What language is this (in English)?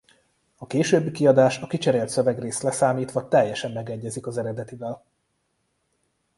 Hungarian